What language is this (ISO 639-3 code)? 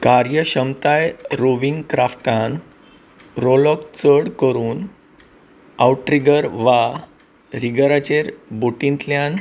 kok